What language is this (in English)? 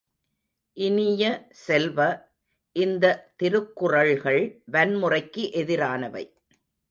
Tamil